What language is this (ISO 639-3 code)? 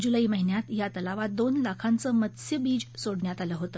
mar